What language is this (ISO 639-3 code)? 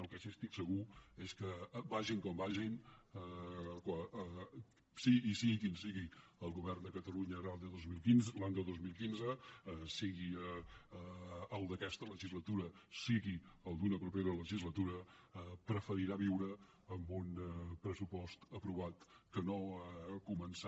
cat